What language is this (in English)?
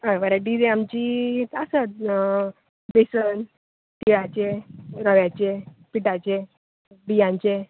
Konkani